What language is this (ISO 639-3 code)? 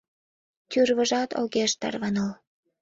chm